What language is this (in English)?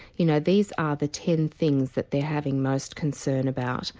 English